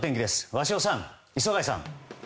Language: Japanese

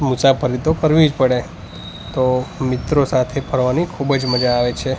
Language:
Gujarati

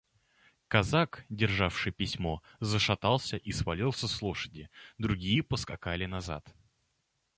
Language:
Russian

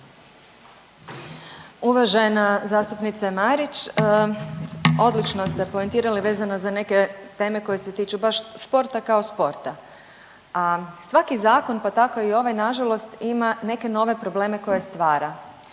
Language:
Croatian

